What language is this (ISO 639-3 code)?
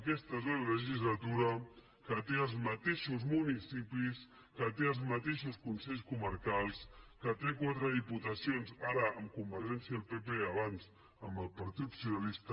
cat